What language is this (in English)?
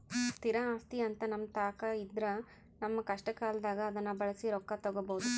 Kannada